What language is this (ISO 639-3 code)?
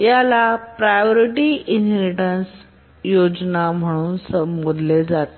mar